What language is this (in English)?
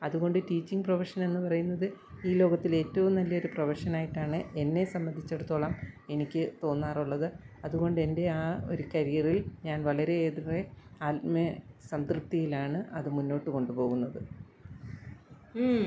Malayalam